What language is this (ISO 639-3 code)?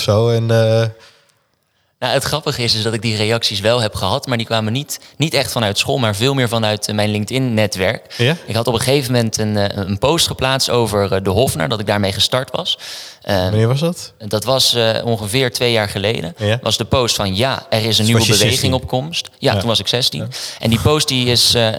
nld